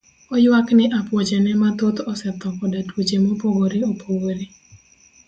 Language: Luo (Kenya and Tanzania)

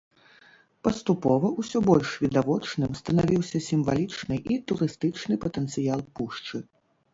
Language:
Belarusian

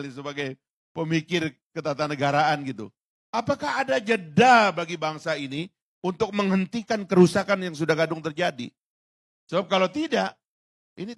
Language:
Indonesian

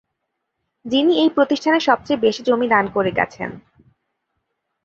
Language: Bangla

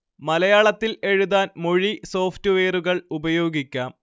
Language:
Malayalam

